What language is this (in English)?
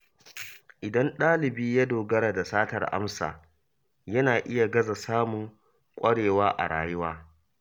Hausa